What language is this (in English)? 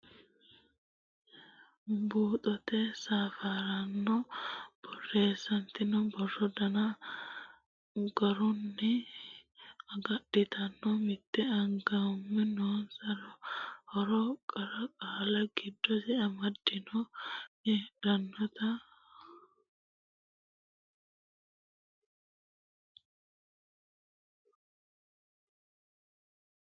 Sidamo